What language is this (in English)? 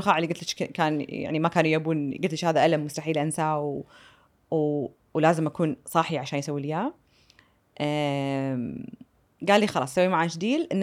Arabic